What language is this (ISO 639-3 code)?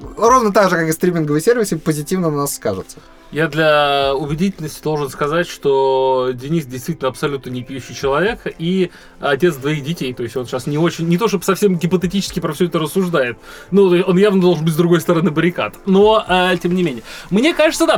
rus